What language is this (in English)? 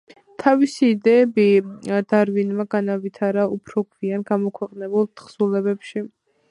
Georgian